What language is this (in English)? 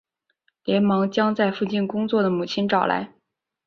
Chinese